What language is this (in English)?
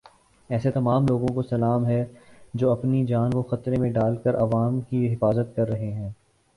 Urdu